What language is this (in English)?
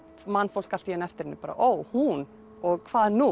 Icelandic